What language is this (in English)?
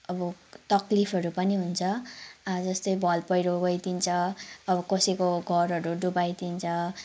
Nepali